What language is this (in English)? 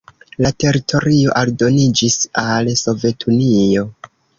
Esperanto